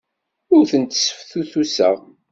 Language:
Kabyle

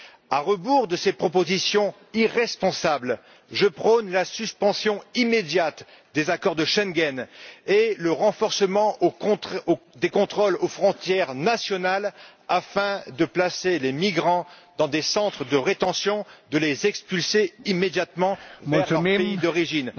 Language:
French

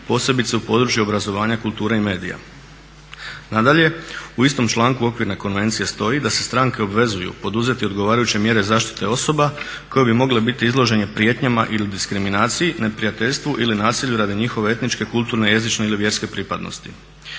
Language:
Croatian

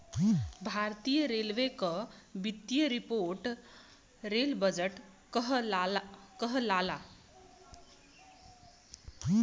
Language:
Bhojpuri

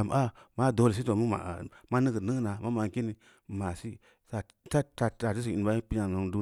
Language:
Samba Leko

